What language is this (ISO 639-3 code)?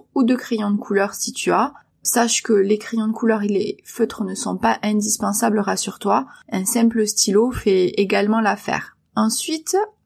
fra